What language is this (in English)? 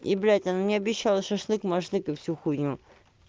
Russian